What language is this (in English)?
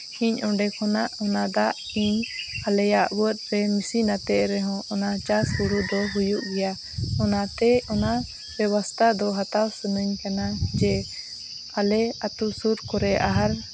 Santali